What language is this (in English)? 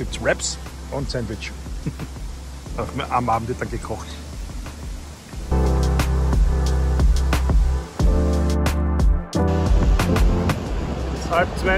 German